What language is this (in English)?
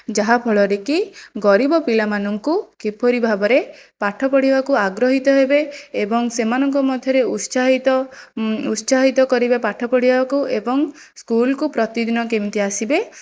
Odia